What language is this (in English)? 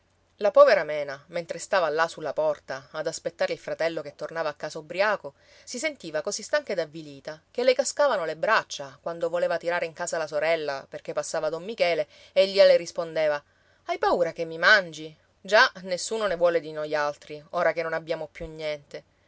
Italian